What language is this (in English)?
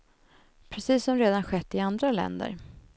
Swedish